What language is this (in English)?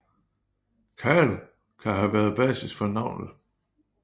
Danish